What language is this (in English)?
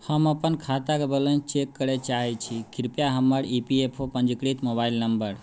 Maithili